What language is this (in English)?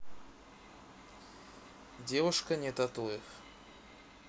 Russian